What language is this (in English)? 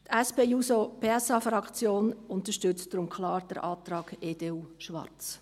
Swiss German